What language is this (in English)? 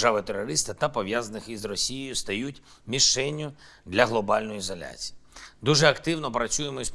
Ukrainian